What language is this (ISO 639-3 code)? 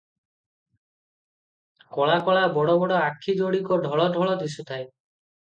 ori